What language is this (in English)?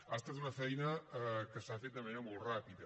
Catalan